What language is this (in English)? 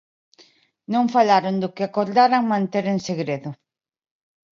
Galician